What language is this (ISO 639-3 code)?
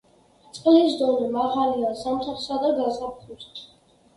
kat